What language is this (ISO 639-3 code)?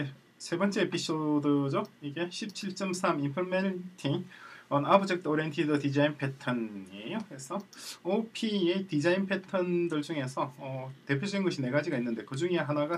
kor